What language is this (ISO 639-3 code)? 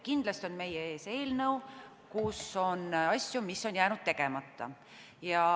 est